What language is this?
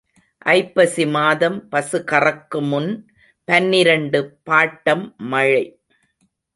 Tamil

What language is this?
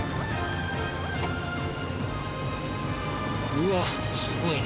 Japanese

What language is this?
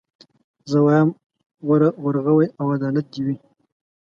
Pashto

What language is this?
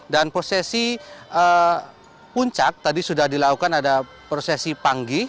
Indonesian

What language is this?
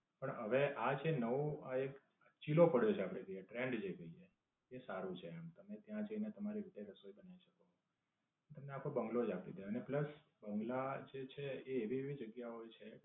Gujarati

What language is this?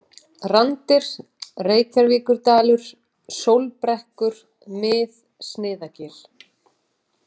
Icelandic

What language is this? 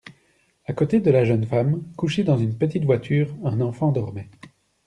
French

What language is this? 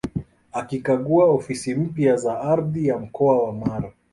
Swahili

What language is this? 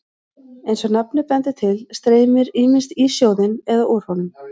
Icelandic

